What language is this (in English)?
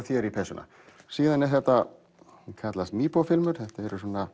Icelandic